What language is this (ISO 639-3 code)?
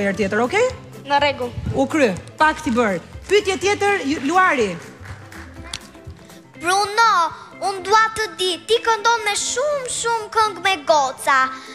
ron